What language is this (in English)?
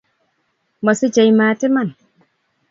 Kalenjin